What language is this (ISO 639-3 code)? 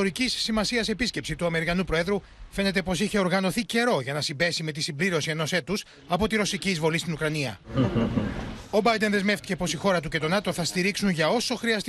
ell